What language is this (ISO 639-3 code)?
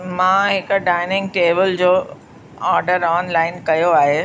snd